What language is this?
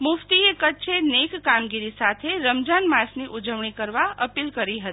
Gujarati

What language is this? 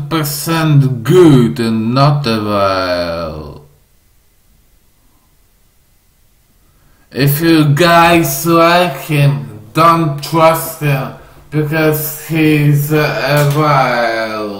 English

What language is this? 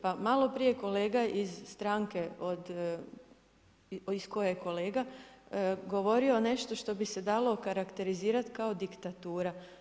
Croatian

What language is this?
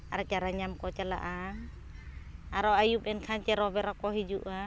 Santali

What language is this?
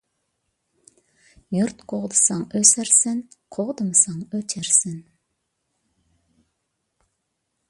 Uyghur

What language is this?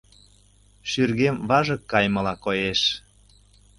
Mari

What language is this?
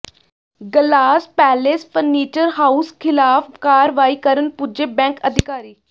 Punjabi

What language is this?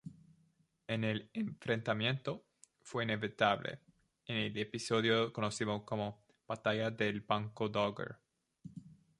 Spanish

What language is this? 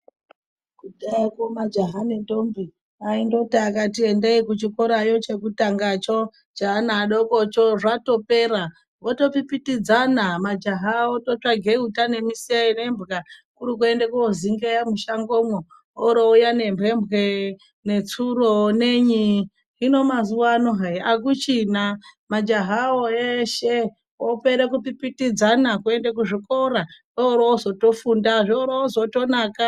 Ndau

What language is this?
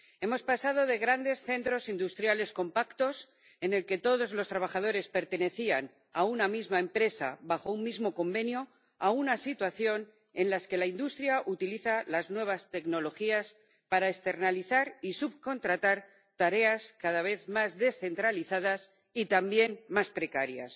Spanish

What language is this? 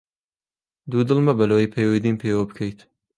Central Kurdish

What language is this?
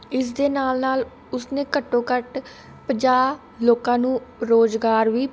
Punjabi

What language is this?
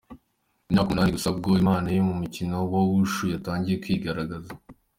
Kinyarwanda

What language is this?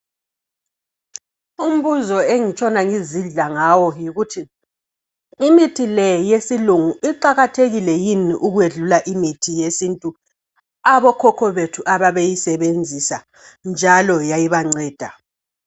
North Ndebele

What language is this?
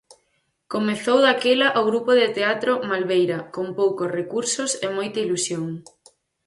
Galician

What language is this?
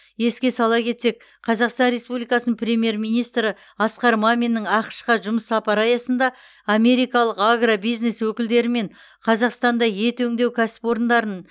Kazakh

